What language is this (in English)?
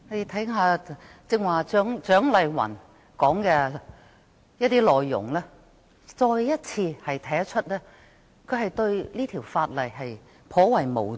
Cantonese